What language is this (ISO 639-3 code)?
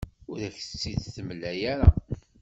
kab